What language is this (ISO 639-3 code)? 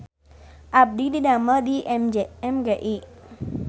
sun